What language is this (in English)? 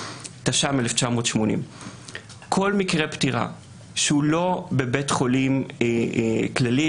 Hebrew